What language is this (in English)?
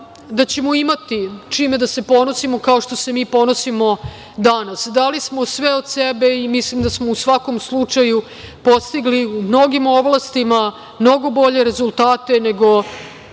Serbian